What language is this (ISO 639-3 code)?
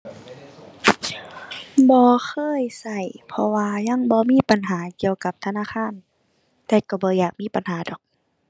tha